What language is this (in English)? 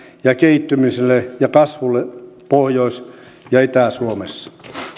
Finnish